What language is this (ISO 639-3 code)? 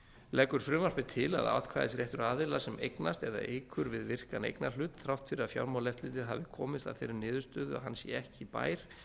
isl